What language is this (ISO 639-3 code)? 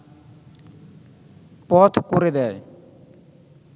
ben